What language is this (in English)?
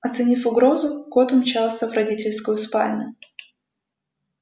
Russian